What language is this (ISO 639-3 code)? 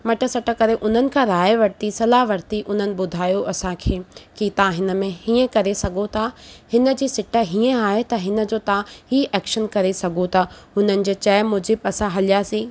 snd